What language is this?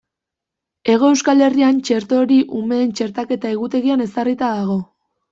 Basque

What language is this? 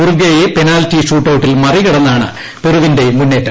Malayalam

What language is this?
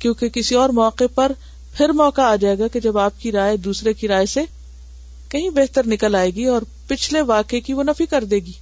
Urdu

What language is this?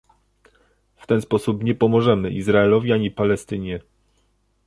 Polish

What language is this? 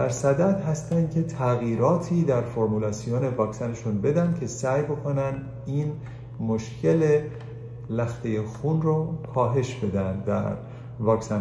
Persian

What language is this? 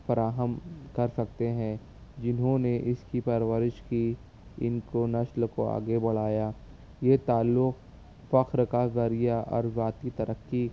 Urdu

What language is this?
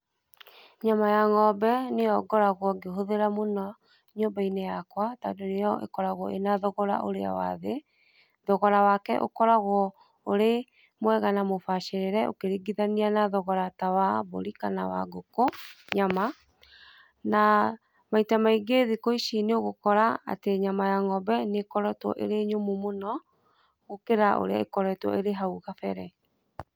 Kikuyu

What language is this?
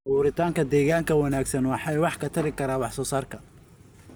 Somali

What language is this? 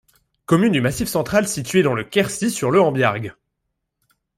French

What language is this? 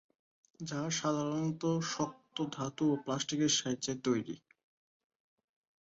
Bangla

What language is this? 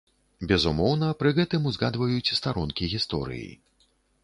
Belarusian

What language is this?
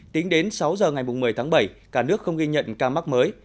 Vietnamese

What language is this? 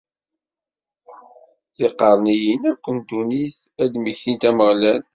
Kabyle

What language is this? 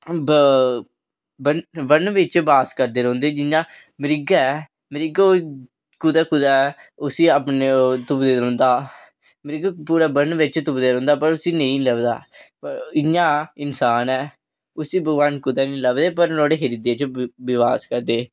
Dogri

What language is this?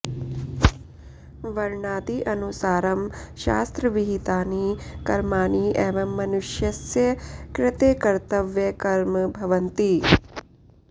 Sanskrit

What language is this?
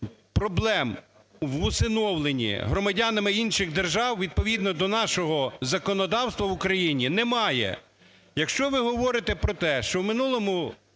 Ukrainian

